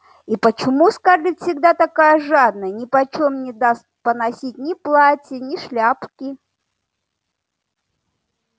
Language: Russian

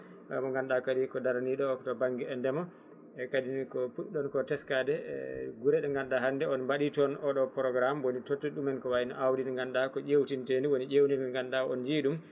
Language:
Fula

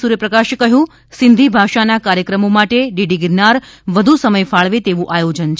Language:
Gujarati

